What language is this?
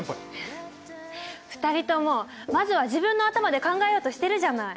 Japanese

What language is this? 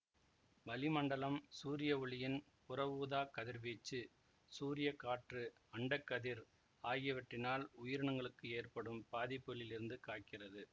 Tamil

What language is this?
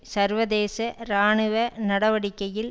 Tamil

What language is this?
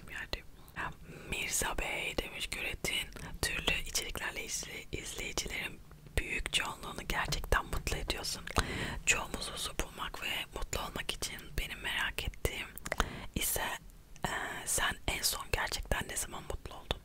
Turkish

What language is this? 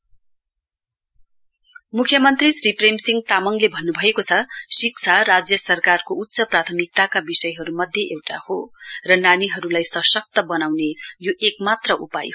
Nepali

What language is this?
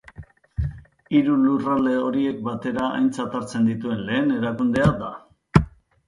Basque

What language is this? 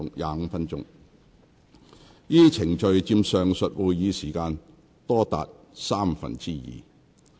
Cantonese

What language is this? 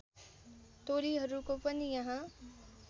Nepali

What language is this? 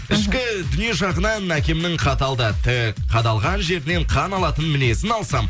Kazakh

